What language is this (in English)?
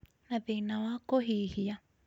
Kikuyu